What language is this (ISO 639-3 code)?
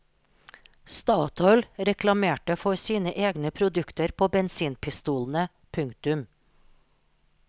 nor